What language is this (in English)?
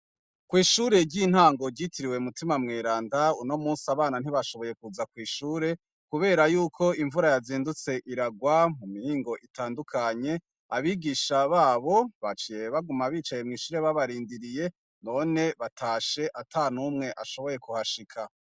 Rundi